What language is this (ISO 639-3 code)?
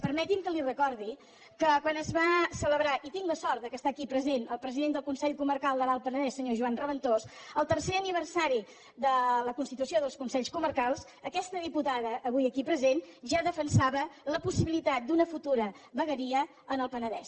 cat